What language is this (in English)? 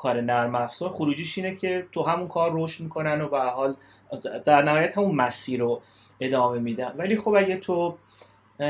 Persian